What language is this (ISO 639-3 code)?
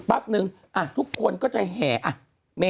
tha